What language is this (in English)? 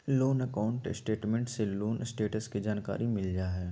Magahi